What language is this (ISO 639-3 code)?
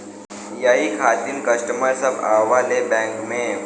bho